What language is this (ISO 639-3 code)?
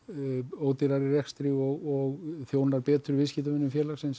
isl